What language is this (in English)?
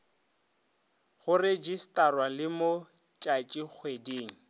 Northern Sotho